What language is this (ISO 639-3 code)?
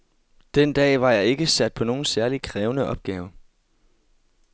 dan